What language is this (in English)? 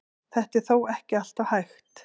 Icelandic